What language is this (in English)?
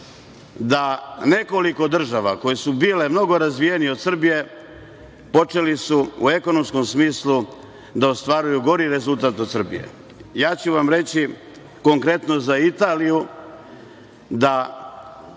Serbian